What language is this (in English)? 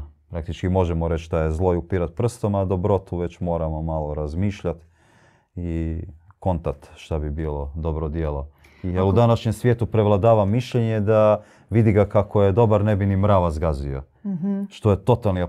Croatian